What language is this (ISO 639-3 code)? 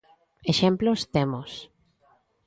glg